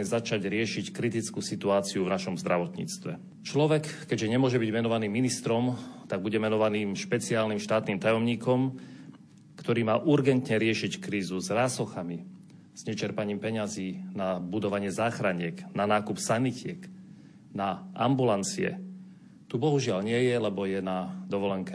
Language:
Slovak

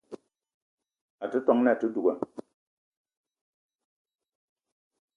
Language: Eton (Cameroon)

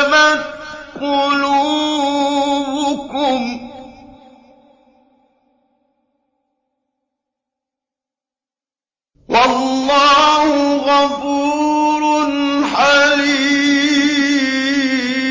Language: Arabic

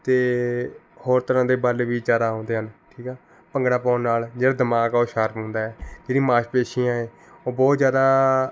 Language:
Punjabi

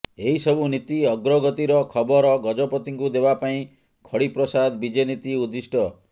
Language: Odia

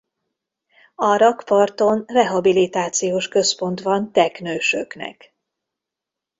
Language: Hungarian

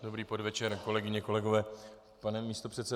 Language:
Czech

